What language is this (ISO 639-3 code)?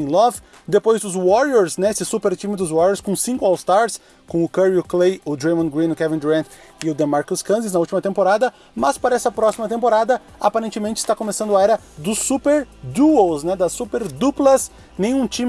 por